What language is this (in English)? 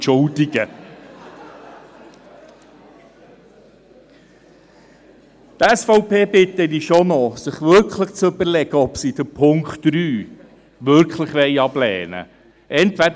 Swiss German